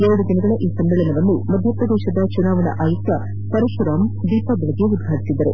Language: Kannada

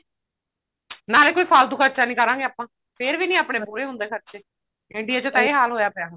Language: Punjabi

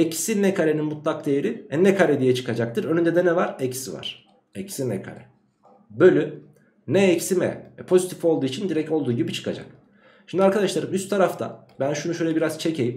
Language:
Turkish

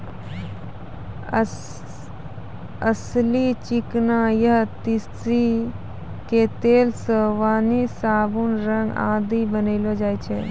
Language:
Maithili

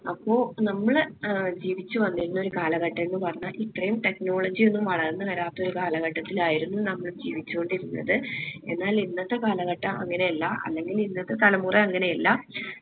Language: Malayalam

